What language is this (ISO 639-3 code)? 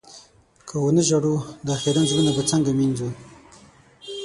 pus